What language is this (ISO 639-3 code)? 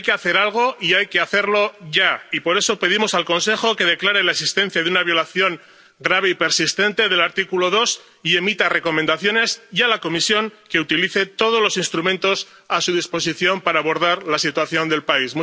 spa